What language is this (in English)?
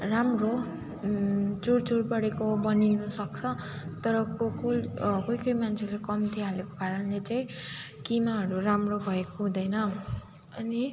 Nepali